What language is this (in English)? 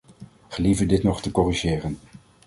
Dutch